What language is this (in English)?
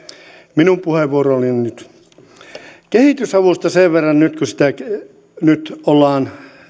Finnish